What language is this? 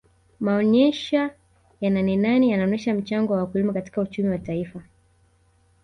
Swahili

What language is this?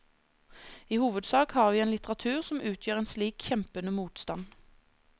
Norwegian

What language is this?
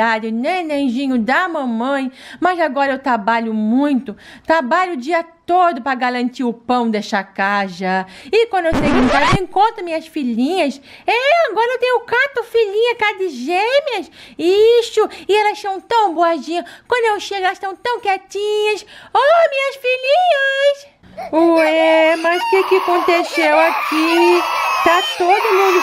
Portuguese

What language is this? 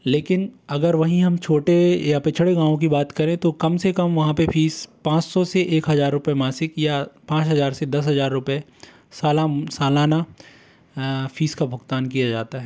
Hindi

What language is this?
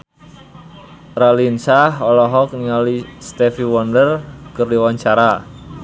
Sundanese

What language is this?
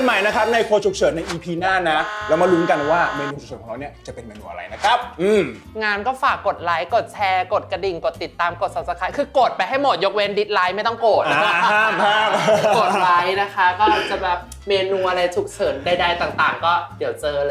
Thai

